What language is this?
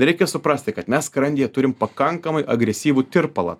Lithuanian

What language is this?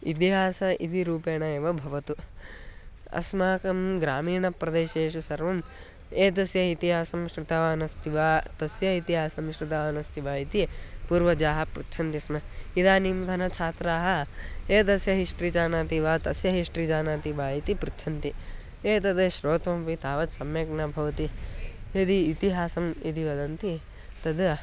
Sanskrit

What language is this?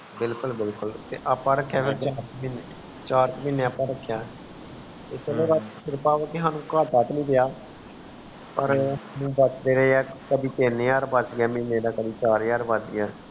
Punjabi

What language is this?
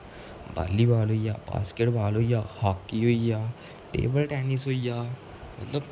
Dogri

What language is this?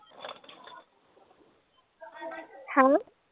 Punjabi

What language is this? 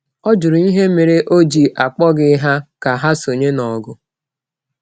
Igbo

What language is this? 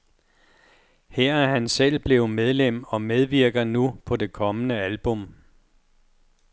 Danish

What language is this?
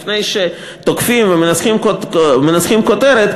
Hebrew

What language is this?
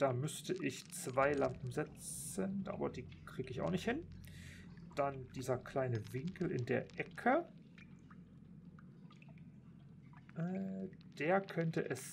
German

